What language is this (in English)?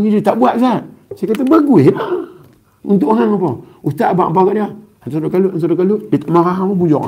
Malay